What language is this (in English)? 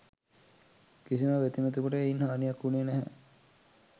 Sinhala